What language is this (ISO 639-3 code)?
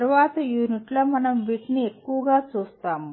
tel